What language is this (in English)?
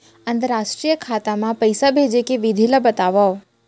Chhattisgarhi